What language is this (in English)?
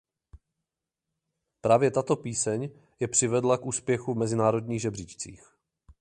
Czech